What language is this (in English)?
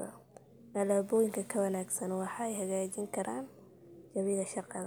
Somali